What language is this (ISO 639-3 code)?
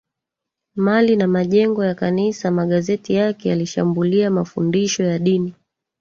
swa